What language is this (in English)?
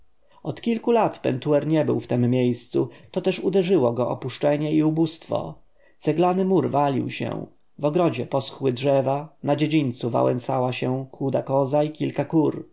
Polish